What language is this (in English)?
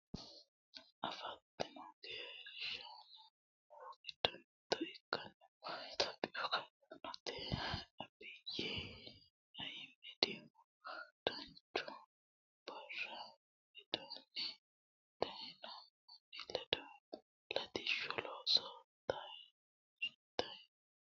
Sidamo